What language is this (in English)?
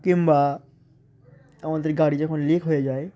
Bangla